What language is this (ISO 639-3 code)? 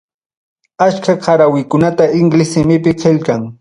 quy